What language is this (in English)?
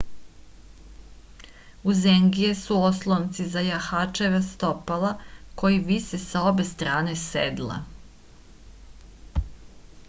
Serbian